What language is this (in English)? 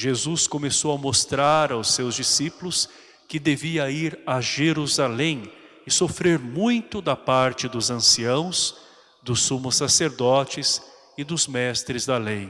Portuguese